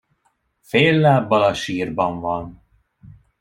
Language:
Hungarian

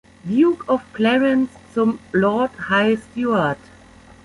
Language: German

